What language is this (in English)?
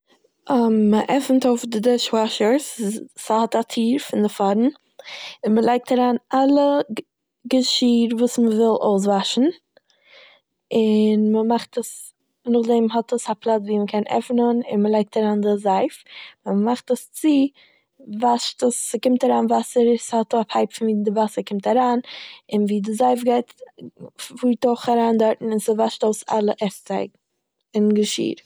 Yiddish